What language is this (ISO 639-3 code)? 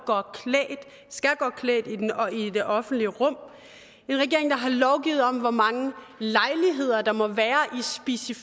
dan